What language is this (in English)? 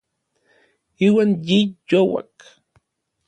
Orizaba Nahuatl